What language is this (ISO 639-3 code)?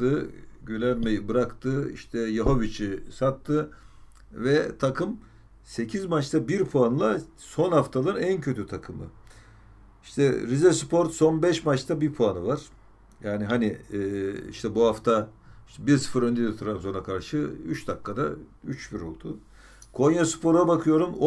tur